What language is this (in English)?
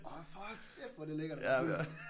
Danish